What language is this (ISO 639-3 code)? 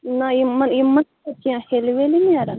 kas